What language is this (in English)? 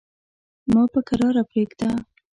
Pashto